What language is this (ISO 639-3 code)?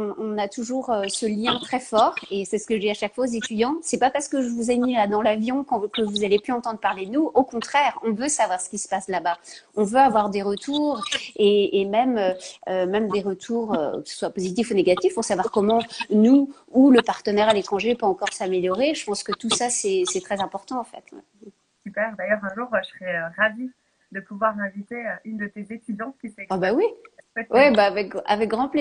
fra